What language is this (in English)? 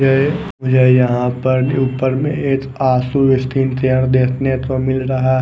Hindi